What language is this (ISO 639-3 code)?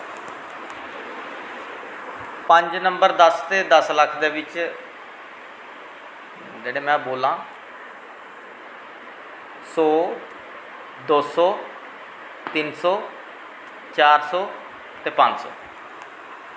doi